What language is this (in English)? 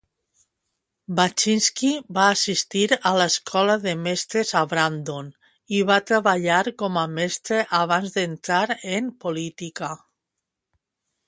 Catalan